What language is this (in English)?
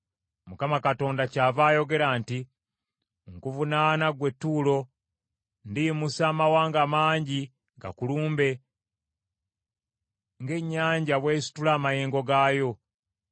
Ganda